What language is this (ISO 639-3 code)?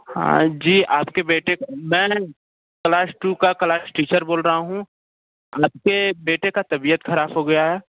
hin